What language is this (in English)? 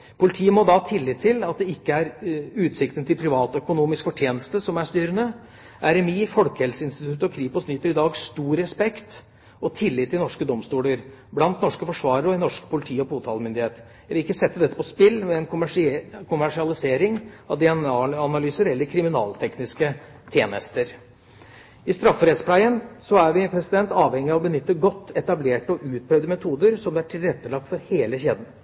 Norwegian Bokmål